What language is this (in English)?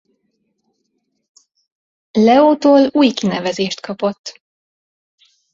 Hungarian